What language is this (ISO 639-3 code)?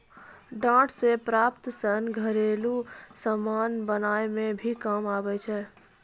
mai